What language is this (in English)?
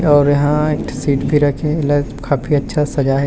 Chhattisgarhi